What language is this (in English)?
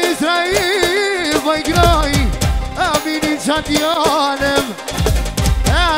Arabic